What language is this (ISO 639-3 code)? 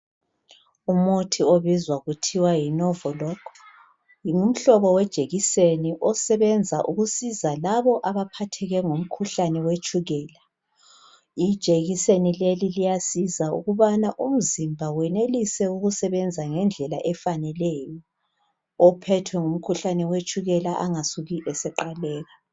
nde